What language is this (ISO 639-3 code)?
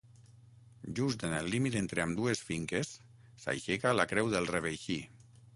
cat